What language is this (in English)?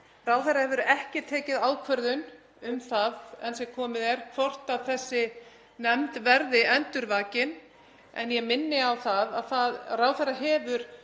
Icelandic